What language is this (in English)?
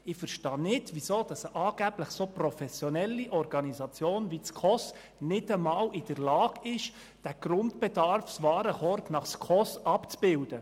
Swiss German